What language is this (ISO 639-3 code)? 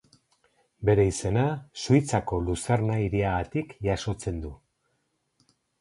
eus